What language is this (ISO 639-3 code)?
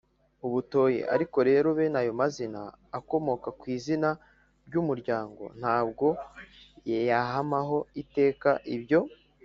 kin